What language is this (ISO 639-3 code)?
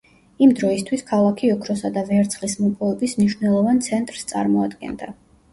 kat